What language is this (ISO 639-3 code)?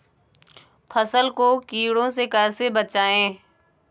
hin